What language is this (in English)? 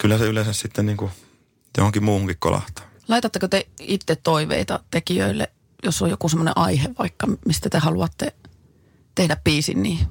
Finnish